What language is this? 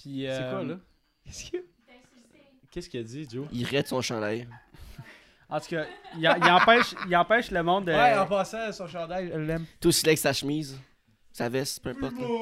French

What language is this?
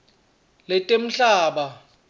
Swati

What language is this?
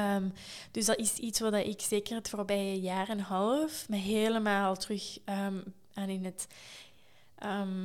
Dutch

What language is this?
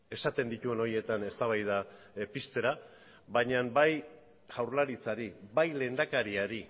Basque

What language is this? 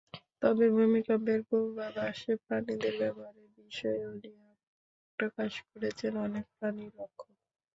Bangla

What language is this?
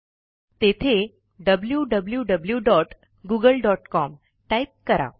Marathi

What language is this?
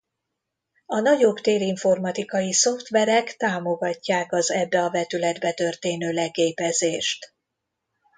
Hungarian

